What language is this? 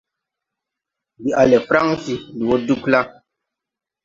Tupuri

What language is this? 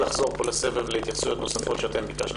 Hebrew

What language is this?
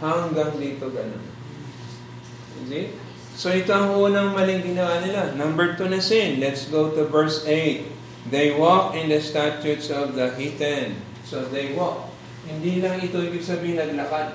Filipino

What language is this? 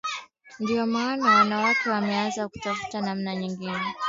Swahili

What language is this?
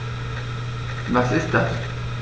German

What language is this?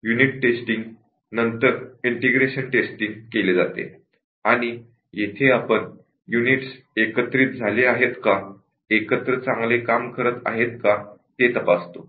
Marathi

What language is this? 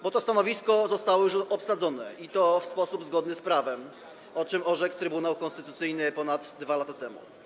Polish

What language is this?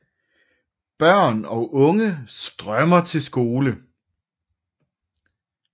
Danish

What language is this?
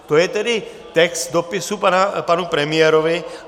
Czech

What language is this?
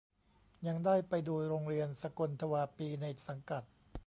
Thai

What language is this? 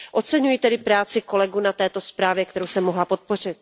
Czech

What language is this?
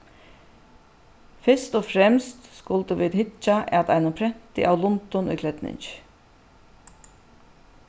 Faroese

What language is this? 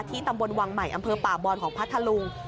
Thai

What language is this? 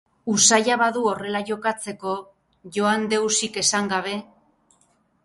Basque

